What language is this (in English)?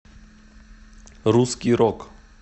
Russian